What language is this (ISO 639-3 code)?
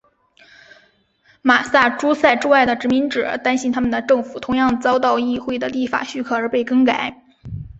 zho